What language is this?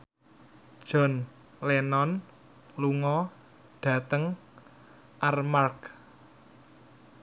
Javanese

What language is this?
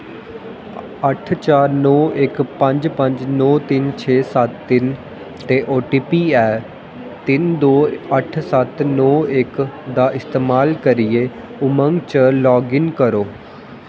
Dogri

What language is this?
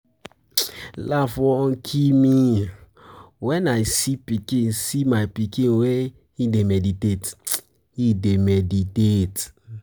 Nigerian Pidgin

